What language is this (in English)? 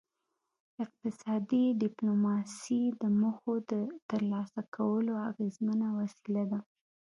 Pashto